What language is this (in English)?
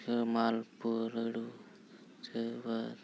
Santali